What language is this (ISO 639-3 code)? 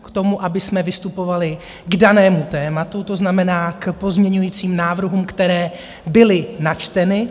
ces